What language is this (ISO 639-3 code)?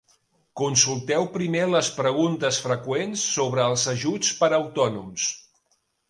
cat